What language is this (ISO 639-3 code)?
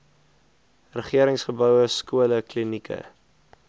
afr